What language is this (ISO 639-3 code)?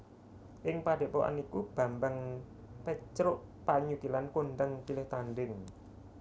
jav